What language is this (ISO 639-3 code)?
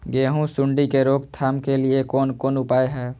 mai